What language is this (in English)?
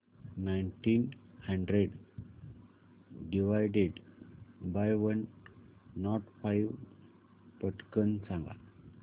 Marathi